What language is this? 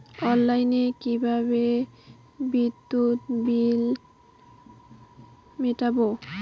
Bangla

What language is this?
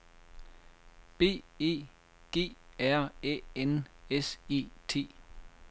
Danish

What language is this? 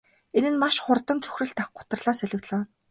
Mongolian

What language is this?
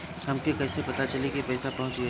Bhojpuri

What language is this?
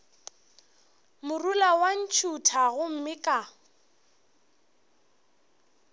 Northern Sotho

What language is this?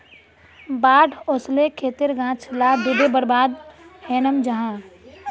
Magahi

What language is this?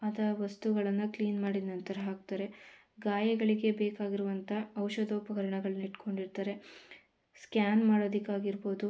Kannada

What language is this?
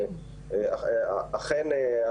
Hebrew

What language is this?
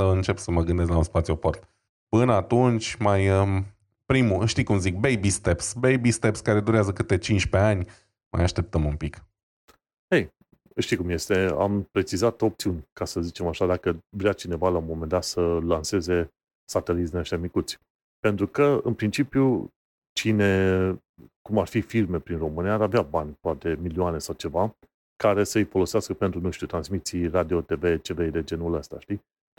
Romanian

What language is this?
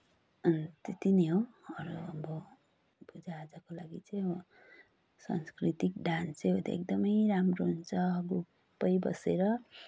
Nepali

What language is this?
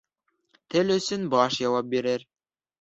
Bashkir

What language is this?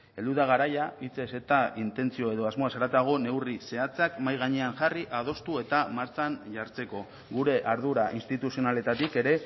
Basque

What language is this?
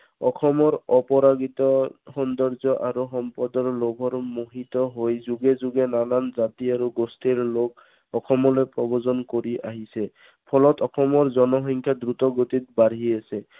Assamese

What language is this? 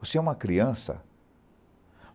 Portuguese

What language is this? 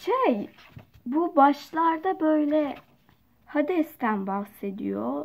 Turkish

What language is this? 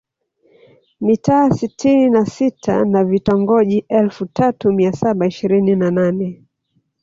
Swahili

